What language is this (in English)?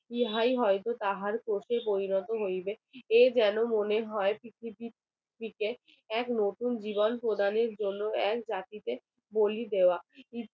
Bangla